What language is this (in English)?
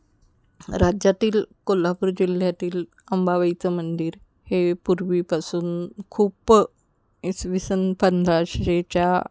Marathi